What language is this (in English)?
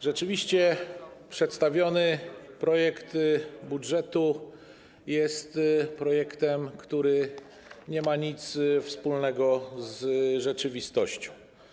Polish